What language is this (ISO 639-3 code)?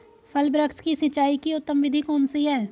hin